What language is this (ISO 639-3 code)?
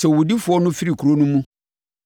aka